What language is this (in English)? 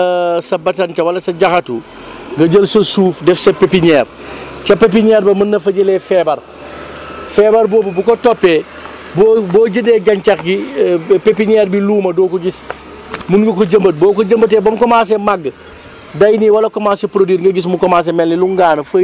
Wolof